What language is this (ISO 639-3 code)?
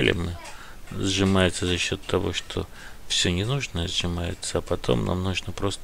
rus